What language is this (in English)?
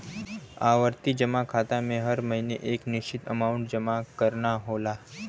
Bhojpuri